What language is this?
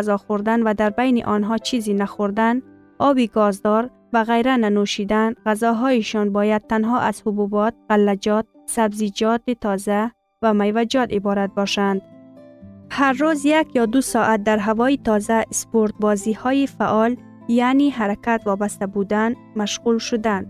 Persian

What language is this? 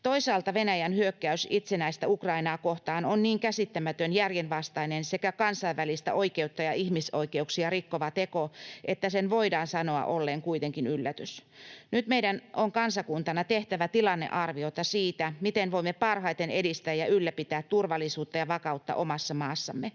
Finnish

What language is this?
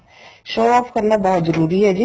Punjabi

